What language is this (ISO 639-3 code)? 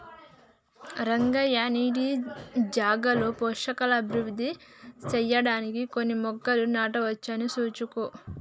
tel